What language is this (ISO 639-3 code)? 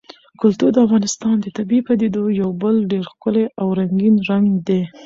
pus